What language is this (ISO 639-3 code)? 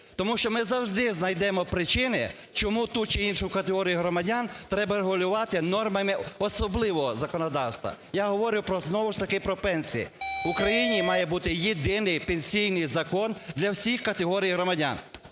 ukr